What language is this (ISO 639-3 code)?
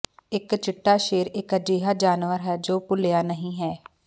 pan